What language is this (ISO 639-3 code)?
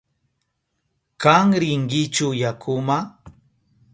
qup